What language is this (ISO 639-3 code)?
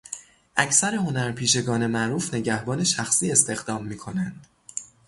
fas